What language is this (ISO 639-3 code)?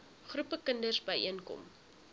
afr